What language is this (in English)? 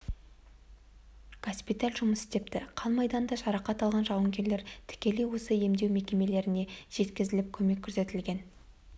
Kazakh